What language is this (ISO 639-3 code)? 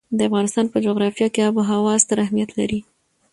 pus